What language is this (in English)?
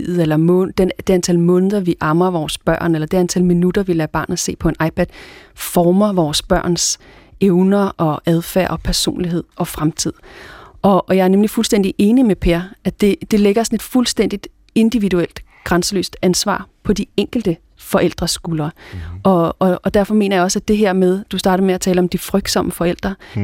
Danish